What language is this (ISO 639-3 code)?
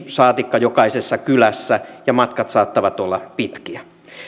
fin